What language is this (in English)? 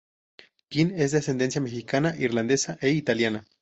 Spanish